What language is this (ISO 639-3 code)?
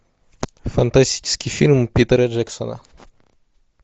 rus